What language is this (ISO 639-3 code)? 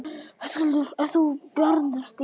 isl